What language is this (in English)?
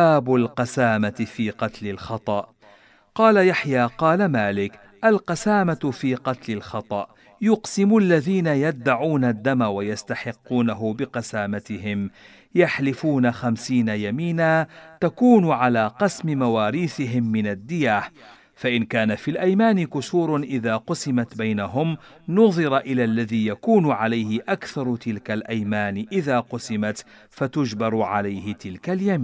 Arabic